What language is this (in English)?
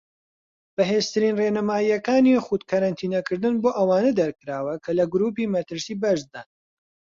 Central Kurdish